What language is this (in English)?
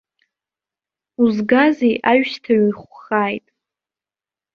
Abkhazian